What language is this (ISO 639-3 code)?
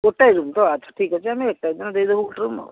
ori